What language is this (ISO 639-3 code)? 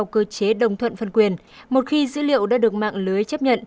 vie